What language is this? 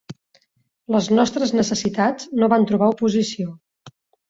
Catalan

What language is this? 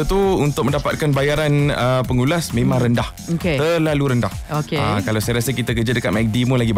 Malay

